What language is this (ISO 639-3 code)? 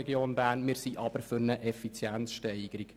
gsw